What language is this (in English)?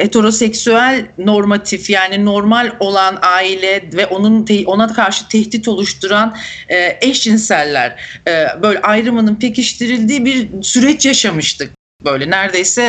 Turkish